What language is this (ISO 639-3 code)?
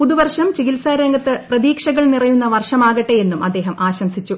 mal